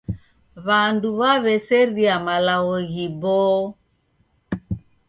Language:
Taita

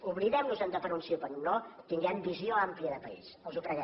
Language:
Catalan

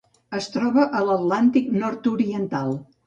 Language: Catalan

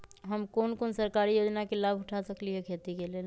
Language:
Magahi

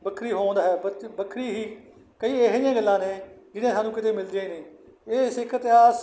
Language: Punjabi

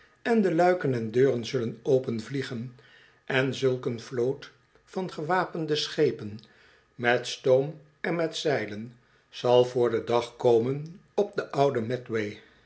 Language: Dutch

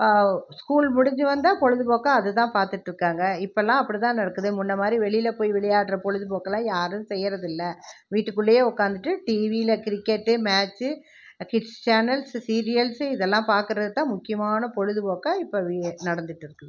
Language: Tamil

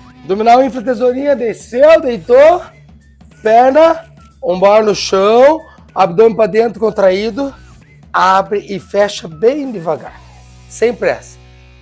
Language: Portuguese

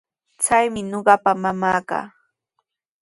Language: Sihuas Ancash Quechua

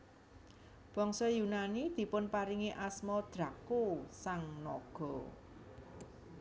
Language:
Javanese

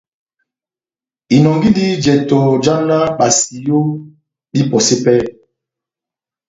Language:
Batanga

